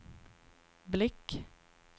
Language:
Swedish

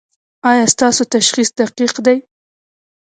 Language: Pashto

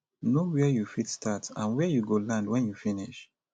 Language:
Nigerian Pidgin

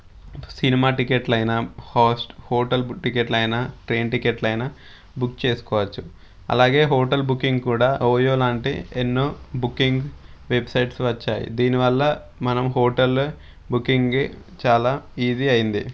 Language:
Telugu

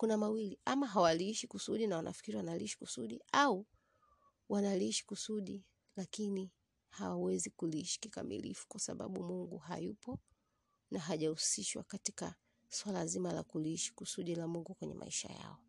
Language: Swahili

